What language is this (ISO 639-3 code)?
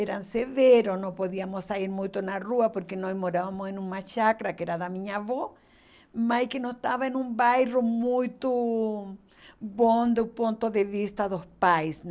por